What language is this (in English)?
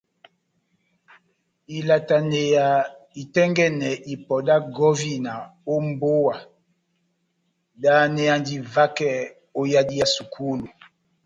Batanga